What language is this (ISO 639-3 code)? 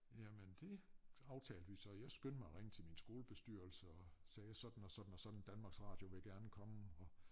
dan